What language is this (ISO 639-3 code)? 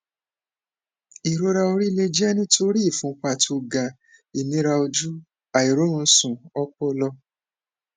yor